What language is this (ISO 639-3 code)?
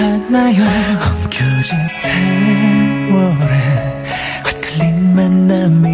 kor